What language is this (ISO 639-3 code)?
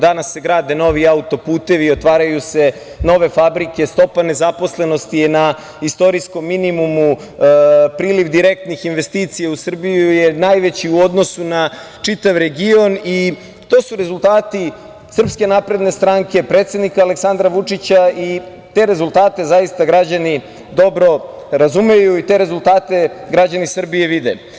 srp